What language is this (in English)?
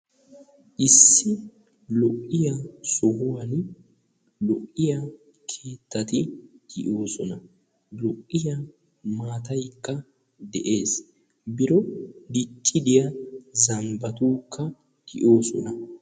Wolaytta